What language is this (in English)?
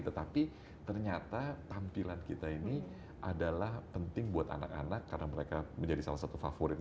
Indonesian